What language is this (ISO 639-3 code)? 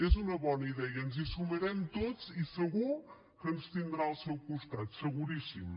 cat